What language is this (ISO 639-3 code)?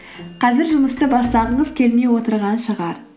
kaz